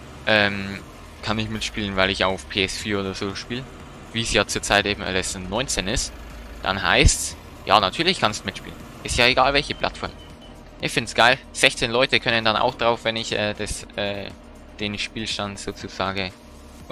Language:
German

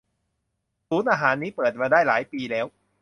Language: Thai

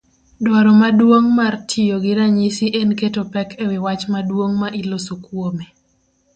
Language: Luo (Kenya and Tanzania)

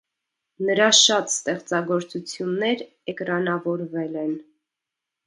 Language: Armenian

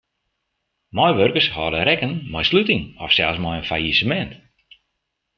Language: Western Frisian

